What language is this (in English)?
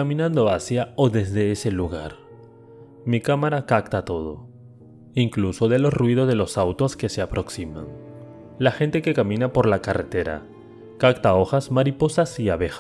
Spanish